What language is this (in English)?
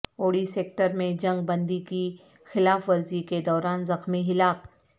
Urdu